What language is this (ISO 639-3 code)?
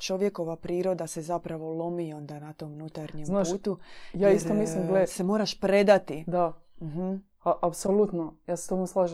hrv